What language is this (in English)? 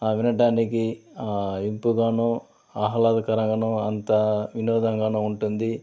Telugu